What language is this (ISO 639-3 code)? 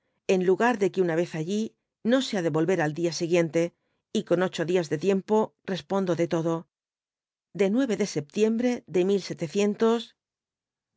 spa